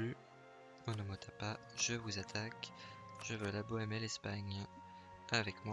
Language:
French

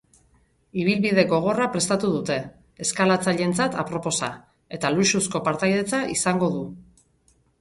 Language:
Basque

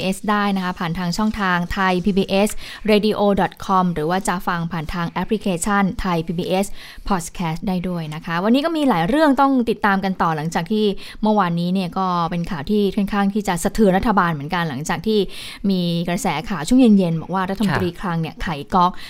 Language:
Thai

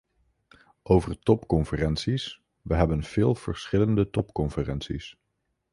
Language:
Dutch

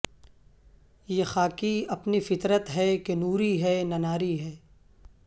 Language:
Urdu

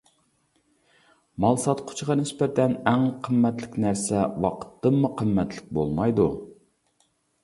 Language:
Uyghur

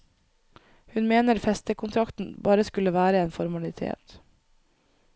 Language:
Norwegian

